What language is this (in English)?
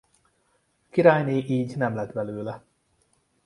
Hungarian